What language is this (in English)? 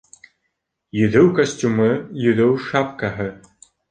Bashkir